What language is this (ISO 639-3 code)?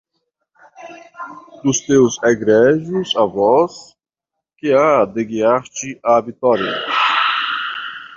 por